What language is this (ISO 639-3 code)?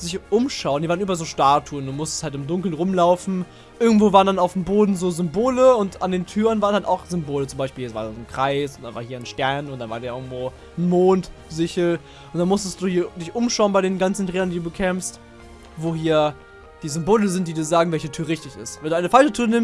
deu